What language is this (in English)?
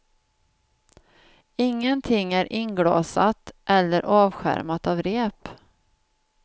Swedish